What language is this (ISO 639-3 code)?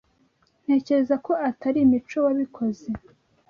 kin